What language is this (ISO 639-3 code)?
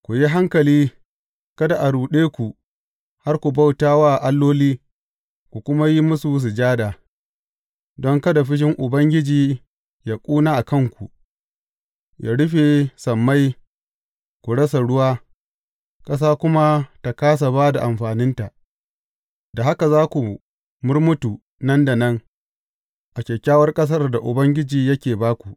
hau